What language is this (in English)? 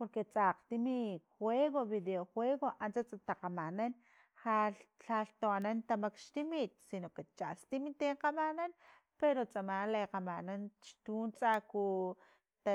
Filomena Mata-Coahuitlán Totonac